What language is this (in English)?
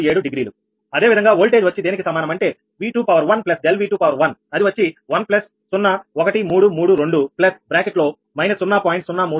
Telugu